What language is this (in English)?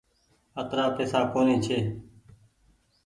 Goaria